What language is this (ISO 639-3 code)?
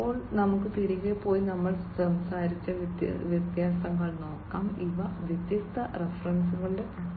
mal